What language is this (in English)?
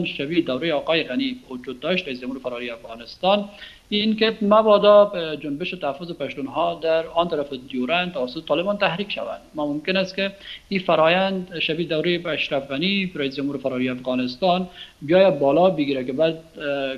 Persian